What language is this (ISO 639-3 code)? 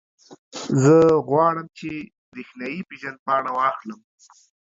pus